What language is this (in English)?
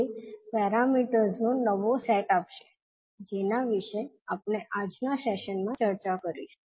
Gujarati